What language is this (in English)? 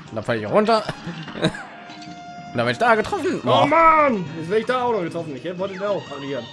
German